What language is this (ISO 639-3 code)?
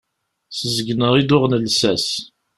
kab